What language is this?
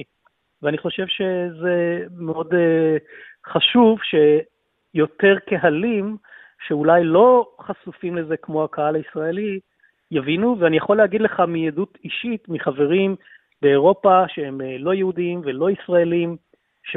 Hebrew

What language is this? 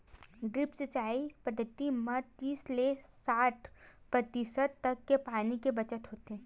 Chhattisgarhi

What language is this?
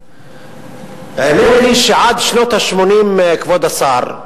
Hebrew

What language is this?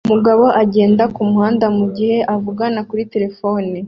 Kinyarwanda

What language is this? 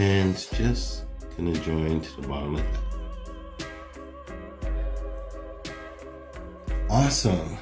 English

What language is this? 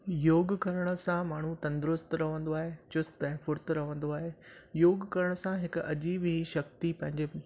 Sindhi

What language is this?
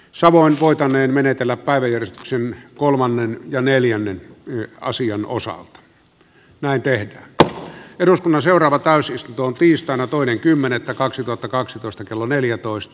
Finnish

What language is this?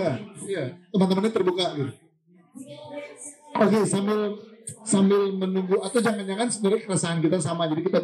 Indonesian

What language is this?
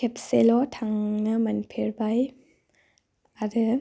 Bodo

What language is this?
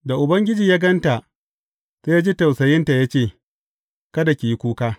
Hausa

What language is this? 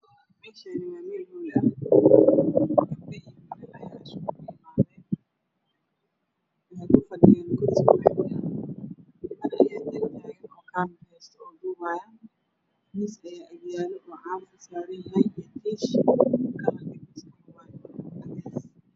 Somali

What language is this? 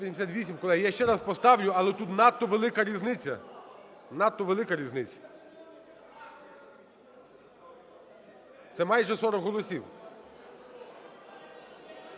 Ukrainian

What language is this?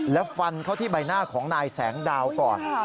Thai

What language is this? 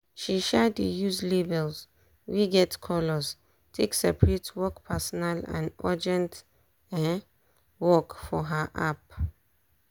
Nigerian Pidgin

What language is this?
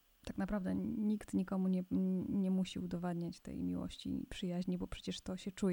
Polish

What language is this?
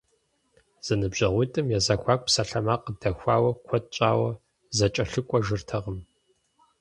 Kabardian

